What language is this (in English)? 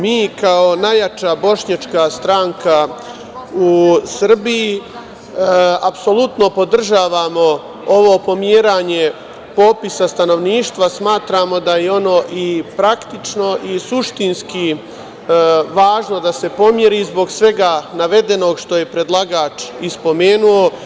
Serbian